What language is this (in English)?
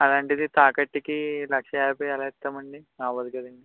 Telugu